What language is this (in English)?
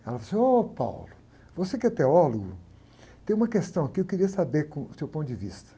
Portuguese